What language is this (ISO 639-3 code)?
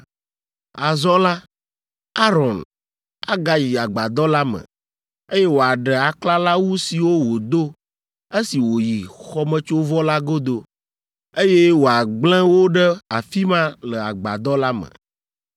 ewe